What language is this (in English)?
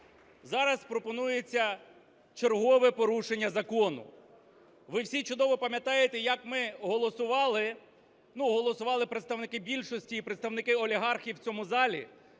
Ukrainian